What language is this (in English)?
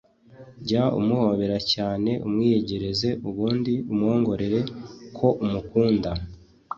Kinyarwanda